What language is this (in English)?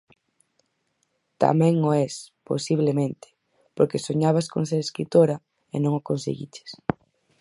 Galician